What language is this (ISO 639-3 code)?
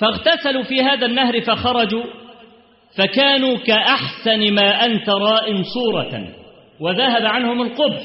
ara